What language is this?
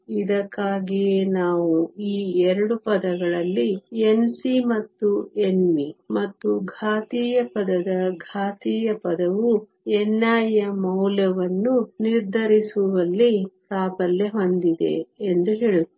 Kannada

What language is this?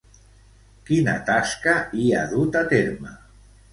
Catalan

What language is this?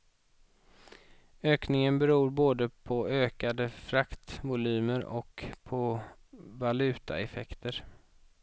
Swedish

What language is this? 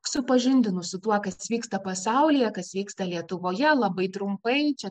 Lithuanian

